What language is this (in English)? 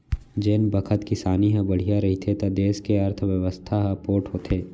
Chhattisgarhi